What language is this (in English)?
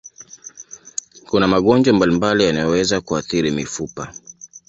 Swahili